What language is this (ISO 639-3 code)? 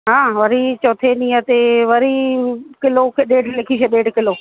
snd